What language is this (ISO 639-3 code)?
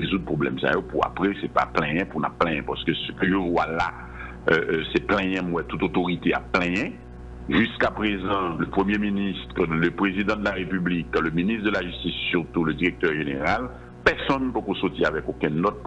fra